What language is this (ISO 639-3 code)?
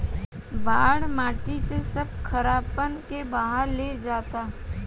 bho